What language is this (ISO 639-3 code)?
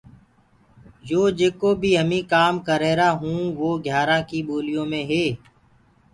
ggg